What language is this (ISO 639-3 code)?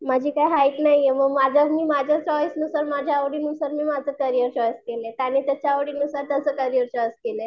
mar